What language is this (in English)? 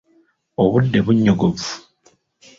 Ganda